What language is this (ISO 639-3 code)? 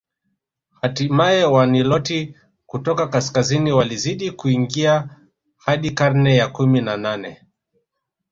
swa